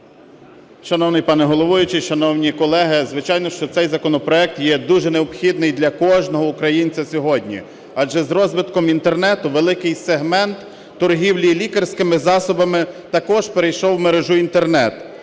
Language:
Ukrainian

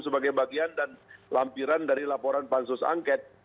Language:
Indonesian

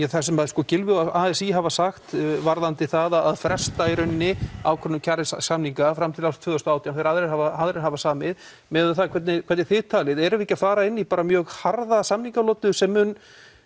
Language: Icelandic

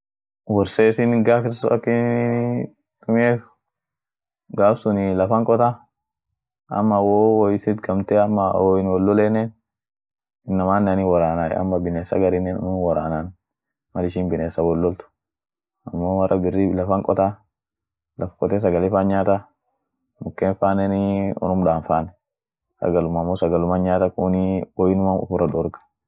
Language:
Orma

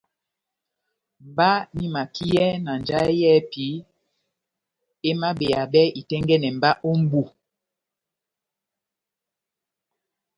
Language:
Batanga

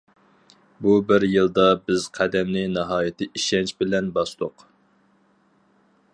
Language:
Uyghur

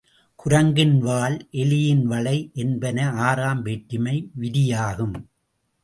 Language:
Tamil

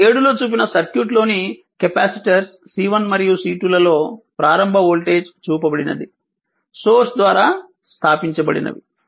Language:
Telugu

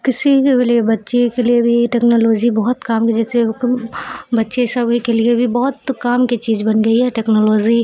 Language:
Urdu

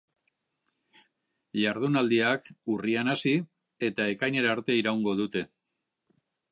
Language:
Basque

